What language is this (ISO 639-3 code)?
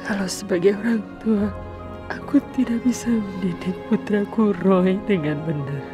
ind